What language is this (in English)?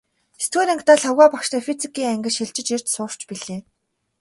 Mongolian